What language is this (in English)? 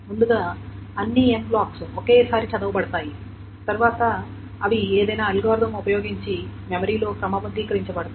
Telugu